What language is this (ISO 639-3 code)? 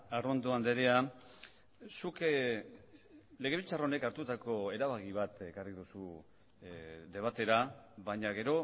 eus